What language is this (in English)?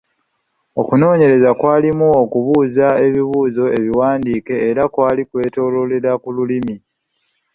Ganda